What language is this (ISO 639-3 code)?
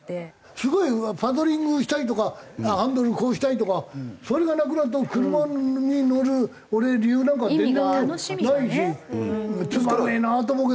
jpn